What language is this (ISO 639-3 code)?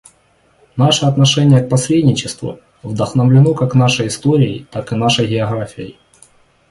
rus